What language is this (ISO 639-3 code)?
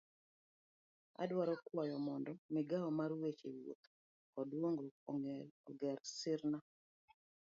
luo